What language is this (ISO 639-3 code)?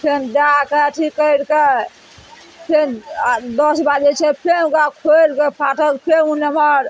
mai